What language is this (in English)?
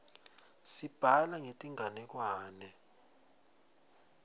Swati